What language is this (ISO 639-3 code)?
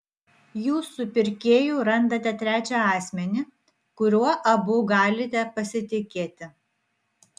lit